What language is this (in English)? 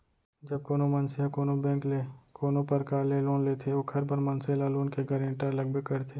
Chhattisgarhi